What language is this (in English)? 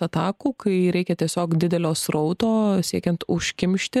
Lithuanian